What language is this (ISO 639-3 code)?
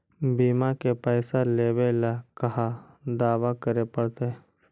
mag